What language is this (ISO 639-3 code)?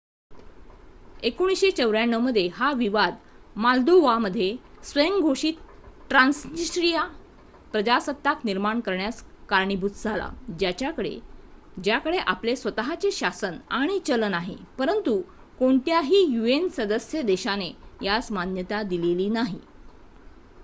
mar